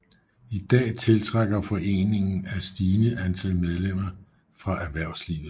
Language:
Danish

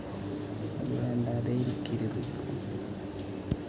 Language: Malayalam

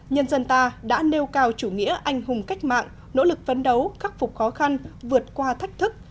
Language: Vietnamese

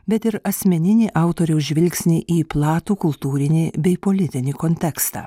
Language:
Lithuanian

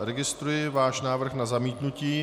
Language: Czech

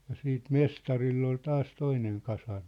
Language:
Finnish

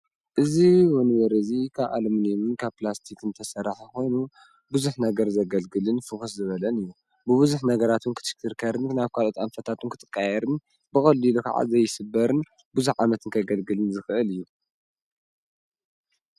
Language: Tigrinya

